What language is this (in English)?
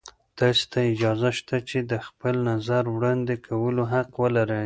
Pashto